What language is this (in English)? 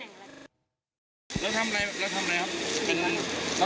Thai